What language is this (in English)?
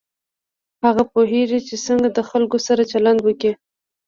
Pashto